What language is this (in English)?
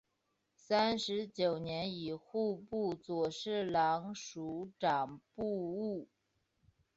Chinese